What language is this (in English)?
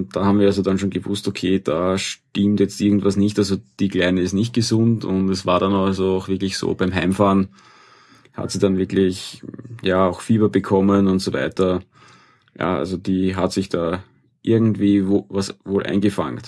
German